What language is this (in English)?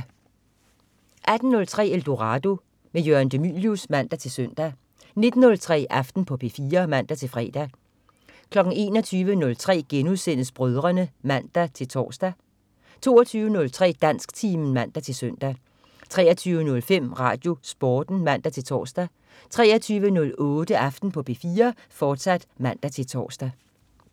Danish